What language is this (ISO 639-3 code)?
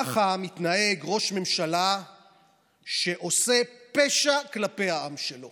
heb